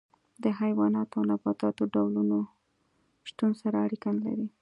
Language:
Pashto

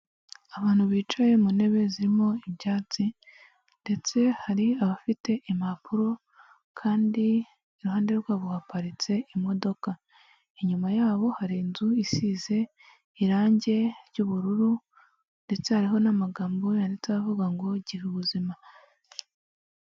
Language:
Kinyarwanda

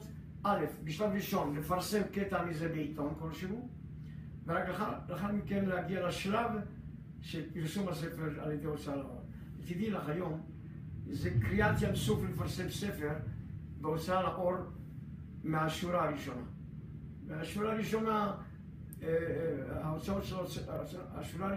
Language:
Hebrew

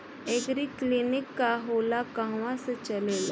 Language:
Bhojpuri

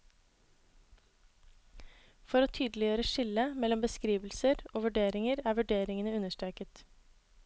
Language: Norwegian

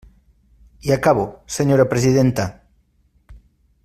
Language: Catalan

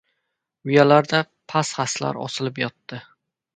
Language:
Uzbek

